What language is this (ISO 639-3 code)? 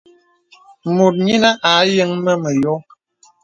beb